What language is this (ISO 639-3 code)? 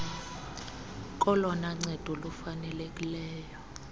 xho